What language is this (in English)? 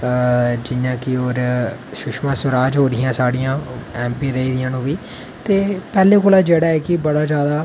Dogri